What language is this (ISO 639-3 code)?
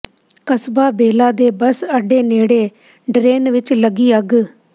pan